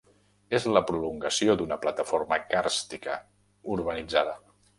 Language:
Catalan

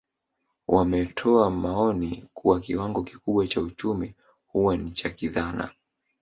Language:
Swahili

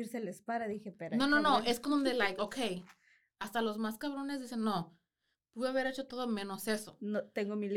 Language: Spanish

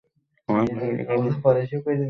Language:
Bangla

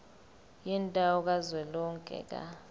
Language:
Zulu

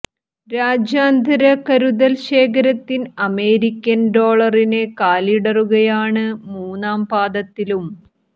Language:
Malayalam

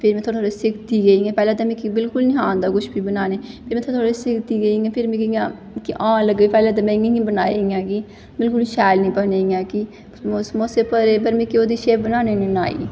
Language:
Dogri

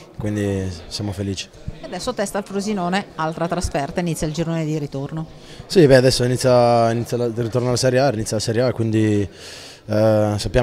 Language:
Italian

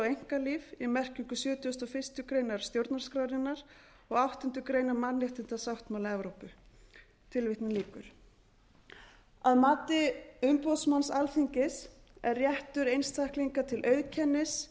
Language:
Icelandic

